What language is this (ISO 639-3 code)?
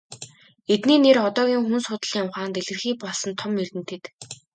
mon